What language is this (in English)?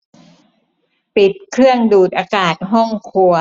Thai